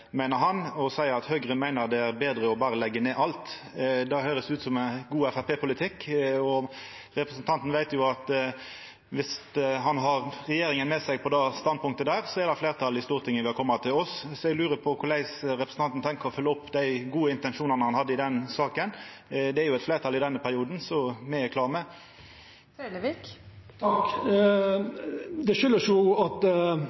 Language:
Norwegian Nynorsk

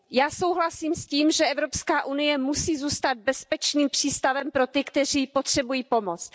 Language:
Czech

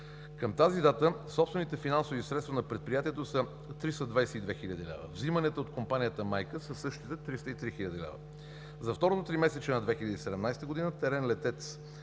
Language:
Bulgarian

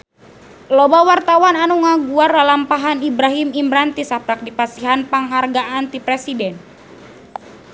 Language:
Sundanese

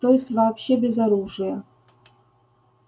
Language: Russian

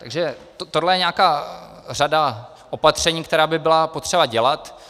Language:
Czech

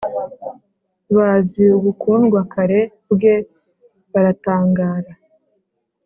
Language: Kinyarwanda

